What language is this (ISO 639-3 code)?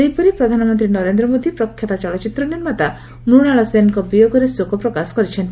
ori